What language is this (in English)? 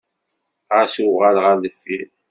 Kabyle